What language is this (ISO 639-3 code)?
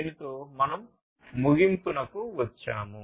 tel